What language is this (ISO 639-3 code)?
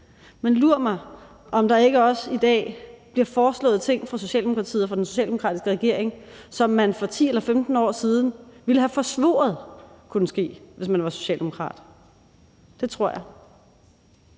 dan